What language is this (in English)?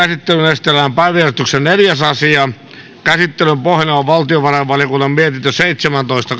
Finnish